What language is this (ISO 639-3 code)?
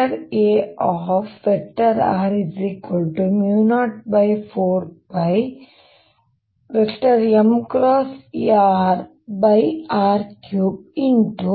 kan